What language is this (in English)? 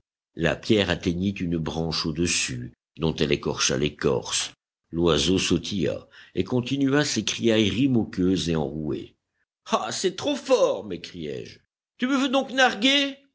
French